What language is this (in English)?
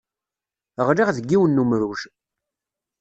Kabyle